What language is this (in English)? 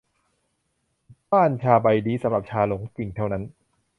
Thai